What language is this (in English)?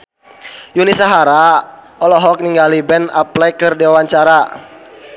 Sundanese